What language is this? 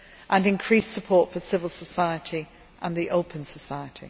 English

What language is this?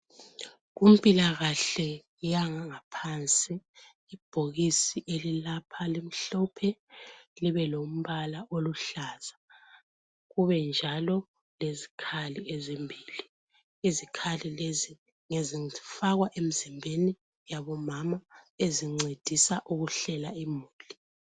North Ndebele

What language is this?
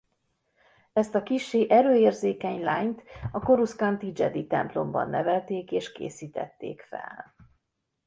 Hungarian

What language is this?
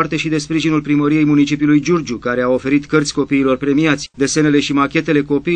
Romanian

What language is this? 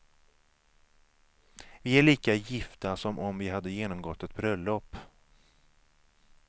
Swedish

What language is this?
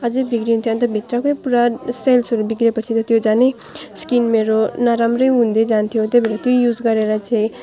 Nepali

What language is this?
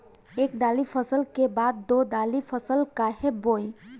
Bhojpuri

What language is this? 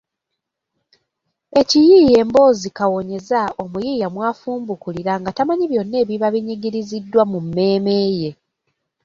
Ganda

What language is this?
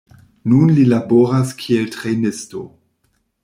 Esperanto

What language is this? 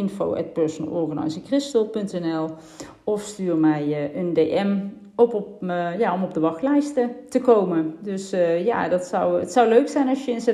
Dutch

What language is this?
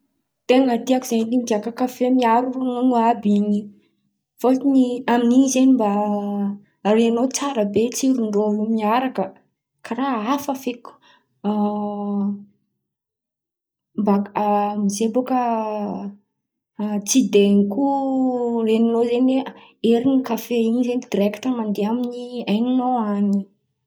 Antankarana Malagasy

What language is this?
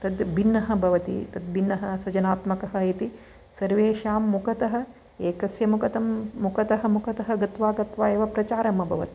Sanskrit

